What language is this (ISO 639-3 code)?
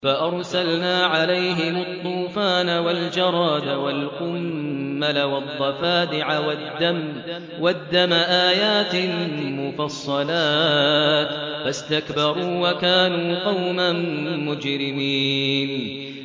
ara